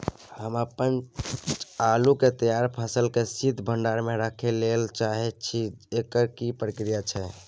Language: Maithili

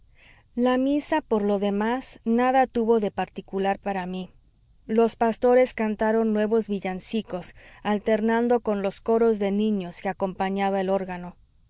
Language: Spanish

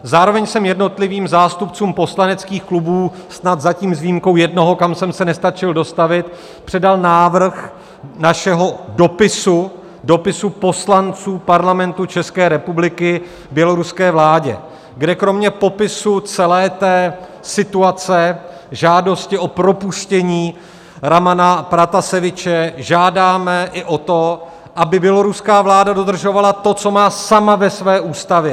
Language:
Czech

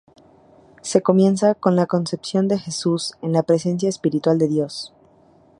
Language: Spanish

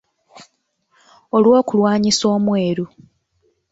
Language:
Ganda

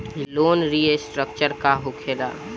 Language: Bhojpuri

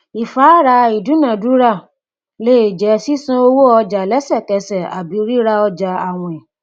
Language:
Yoruba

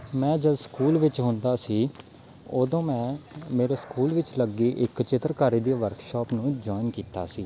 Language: Punjabi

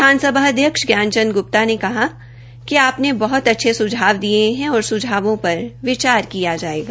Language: Hindi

